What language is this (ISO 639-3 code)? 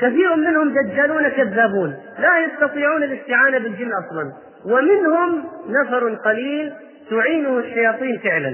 ara